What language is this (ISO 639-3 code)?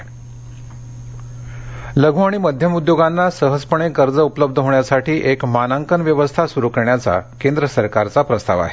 mar